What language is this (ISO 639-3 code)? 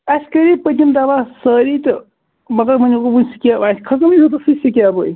kas